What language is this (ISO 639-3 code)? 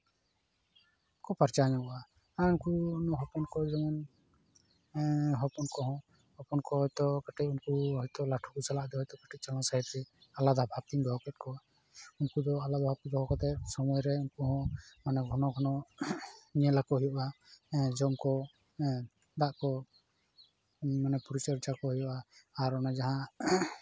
sat